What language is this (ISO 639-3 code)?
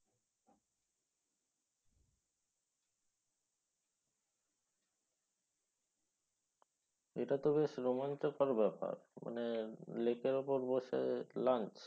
ben